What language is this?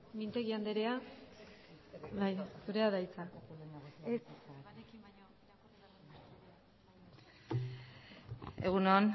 Basque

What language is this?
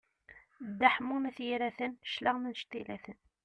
Kabyle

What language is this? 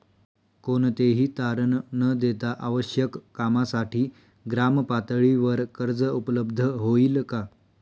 Marathi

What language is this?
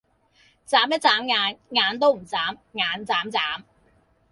Cantonese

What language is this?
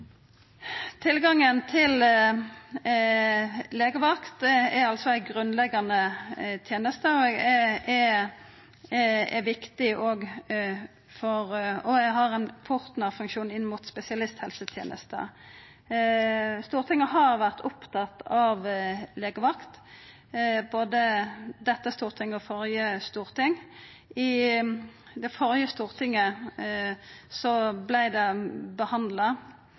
Norwegian Nynorsk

